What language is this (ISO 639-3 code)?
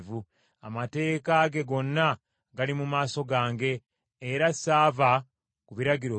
lug